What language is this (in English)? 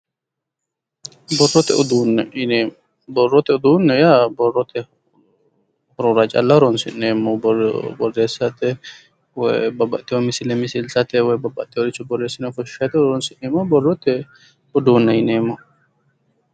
Sidamo